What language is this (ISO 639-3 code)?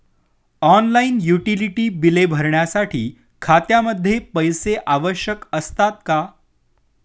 mar